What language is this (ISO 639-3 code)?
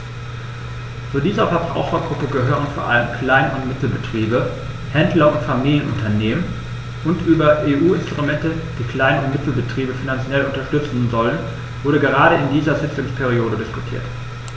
deu